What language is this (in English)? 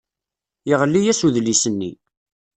Kabyle